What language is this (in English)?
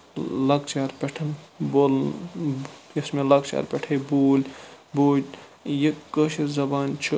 Kashmiri